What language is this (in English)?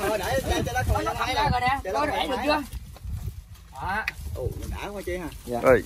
Vietnamese